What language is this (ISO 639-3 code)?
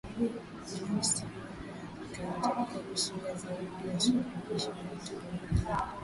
swa